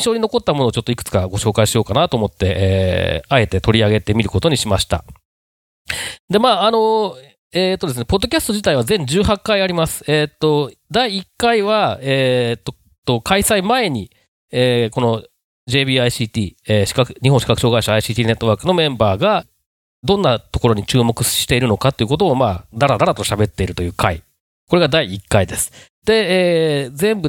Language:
Japanese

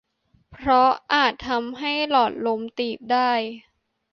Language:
Thai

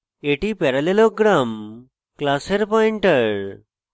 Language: Bangla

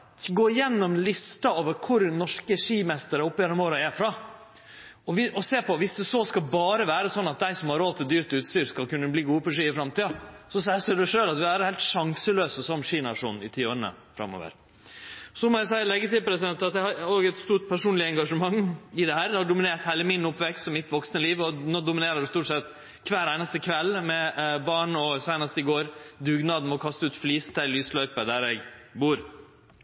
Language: Norwegian Nynorsk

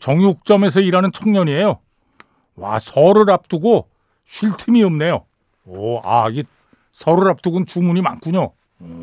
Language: Korean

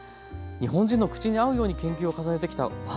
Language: Japanese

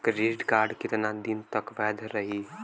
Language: Bhojpuri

